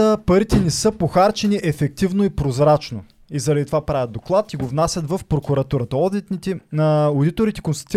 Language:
Bulgarian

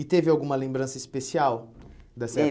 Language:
Portuguese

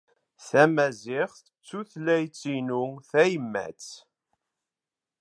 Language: Kabyle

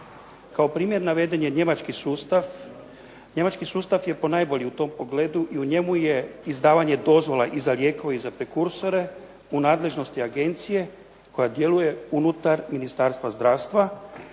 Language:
Croatian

